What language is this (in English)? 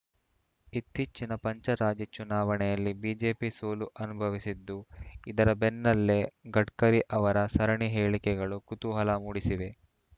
Kannada